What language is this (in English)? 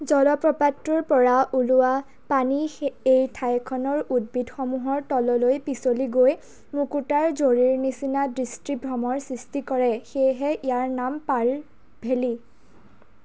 Assamese